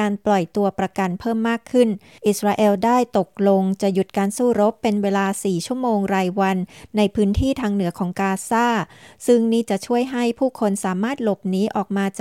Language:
Thai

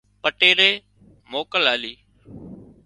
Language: Wadiyara Koli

